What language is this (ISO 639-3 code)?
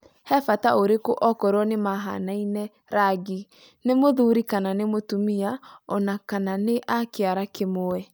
kik